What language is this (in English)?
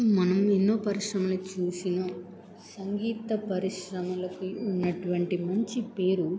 Telugu